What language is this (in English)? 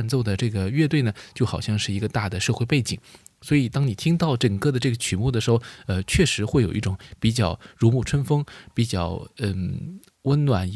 Chinese